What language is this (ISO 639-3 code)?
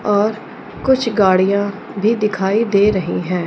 hin